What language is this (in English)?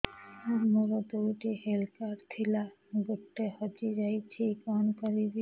Odia